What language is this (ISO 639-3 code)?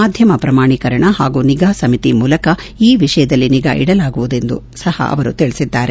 kan